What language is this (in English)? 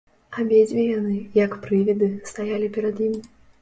Belarusian